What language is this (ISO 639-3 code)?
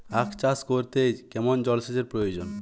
ben